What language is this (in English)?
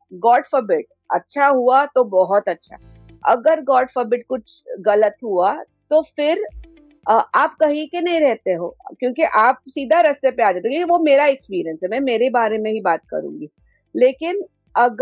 Hindi